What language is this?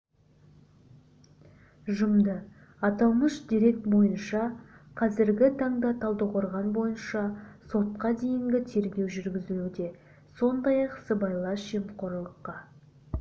Kazakh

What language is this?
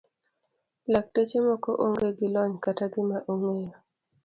Luo (Kenya and Tanzania)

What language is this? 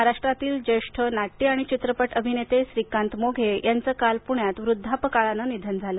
Marathi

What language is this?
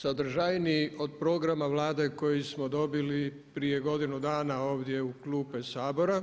Croatian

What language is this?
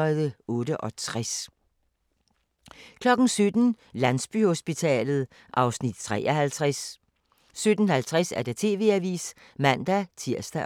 Danish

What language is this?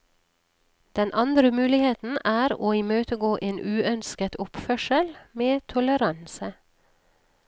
Norwegian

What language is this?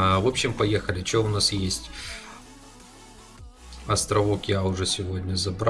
Russian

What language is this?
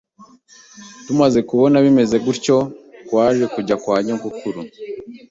Kinyarwanda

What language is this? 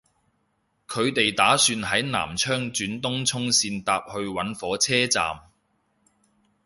Cantonese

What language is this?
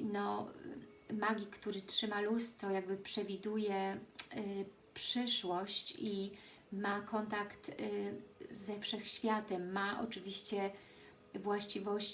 Polish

